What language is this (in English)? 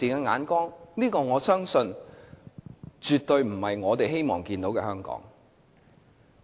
Cantonese